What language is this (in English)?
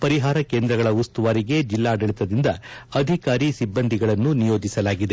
Kannada